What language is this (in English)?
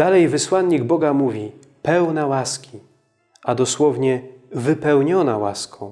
Polish